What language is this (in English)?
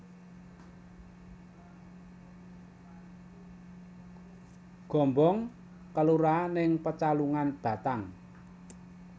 Javanese